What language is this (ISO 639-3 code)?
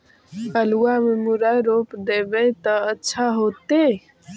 mag